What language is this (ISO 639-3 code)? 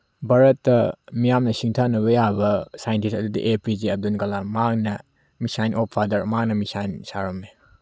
mni